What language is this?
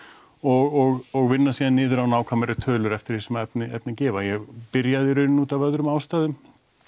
Icelandic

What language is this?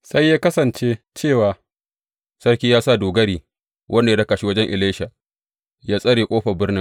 Hausa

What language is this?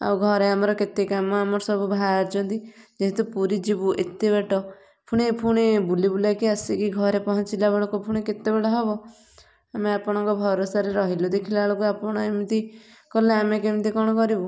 Odia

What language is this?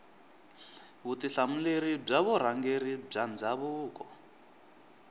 Tsonga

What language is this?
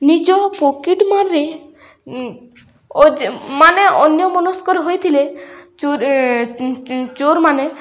Odia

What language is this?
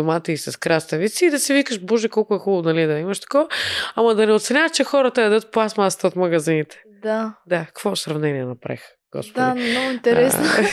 Bulgarian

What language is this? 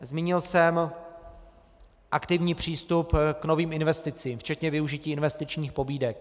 Czech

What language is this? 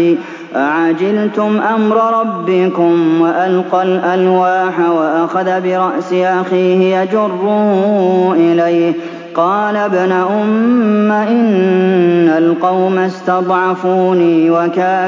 Arabic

